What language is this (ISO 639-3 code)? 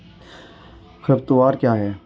hin